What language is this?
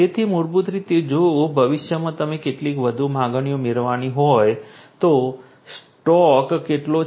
Gujarati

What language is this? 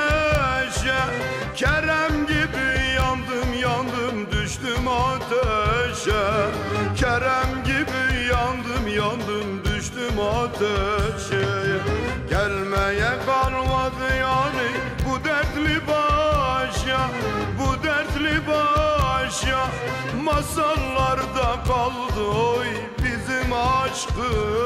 Turkish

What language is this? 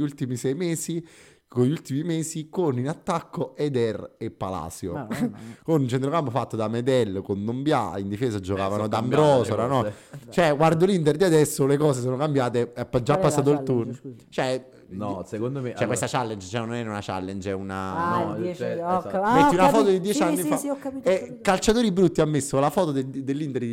Italian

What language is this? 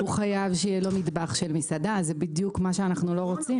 Hebrew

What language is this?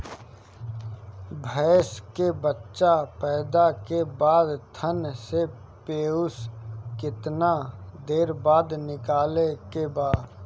Bhojpuri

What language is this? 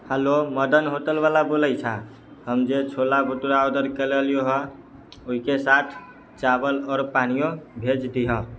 Maithili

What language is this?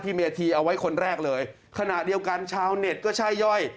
Thai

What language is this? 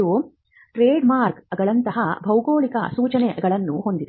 Kannada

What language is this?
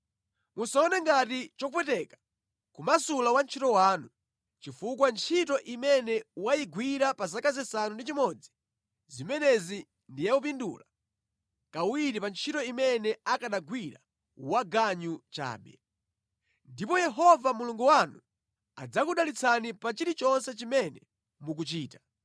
Nyanja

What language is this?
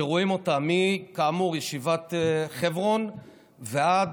Hebrew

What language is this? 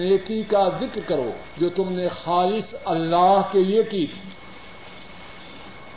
Urdu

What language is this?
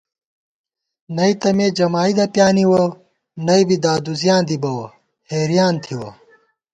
Gawar-Bati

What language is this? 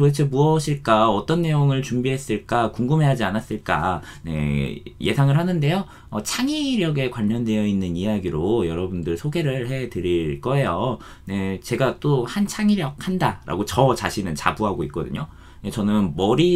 Korean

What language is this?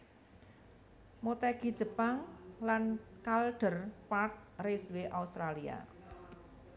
Javanese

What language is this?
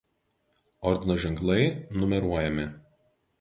Lithuanian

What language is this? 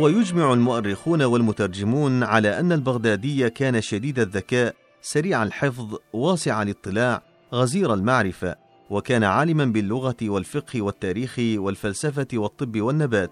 Arabic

